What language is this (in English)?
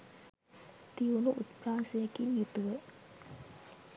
Sinhala